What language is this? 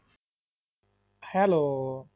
Punjabi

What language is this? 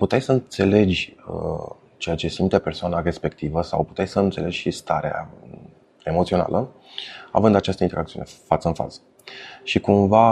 Romanian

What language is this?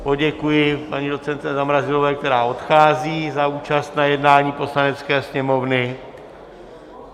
Czech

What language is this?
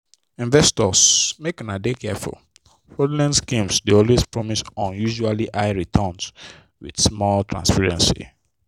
Nigerian Pidgin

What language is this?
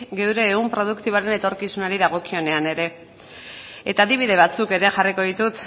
Basque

